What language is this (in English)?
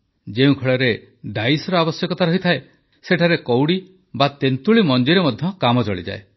Odia